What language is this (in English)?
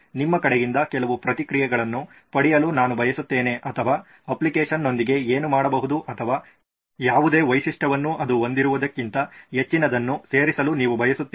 Kannada